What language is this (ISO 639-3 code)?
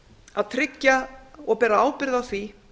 isl